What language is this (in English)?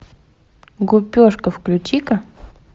Russian